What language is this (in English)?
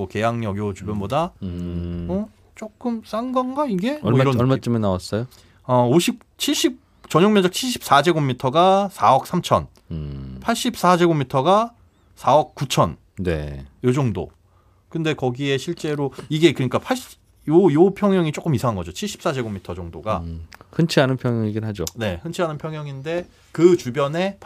Korean